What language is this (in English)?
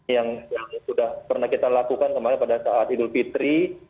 Indonesian